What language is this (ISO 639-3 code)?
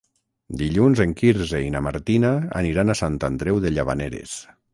cat